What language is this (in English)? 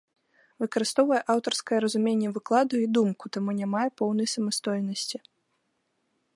Belarusian